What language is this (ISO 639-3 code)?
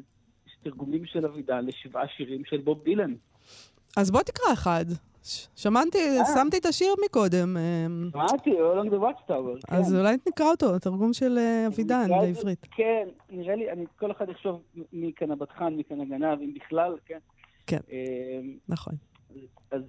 heb